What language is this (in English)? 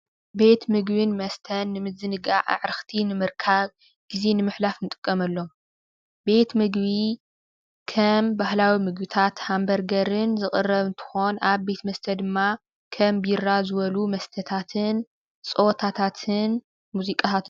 Tigrinya